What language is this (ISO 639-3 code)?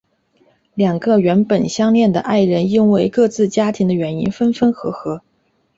zho